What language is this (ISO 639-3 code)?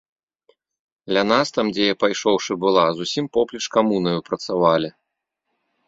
bel